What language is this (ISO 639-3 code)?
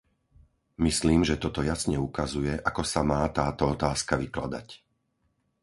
slk